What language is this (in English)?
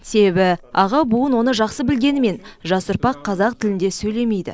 Kazakh